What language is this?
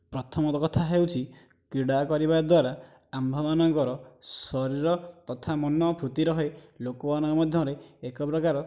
Odia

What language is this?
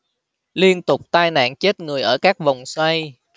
Vietnamese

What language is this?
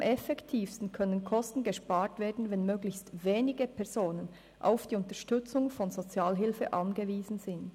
Swiss German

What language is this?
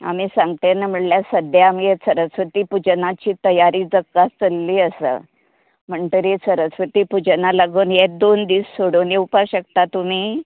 Konkani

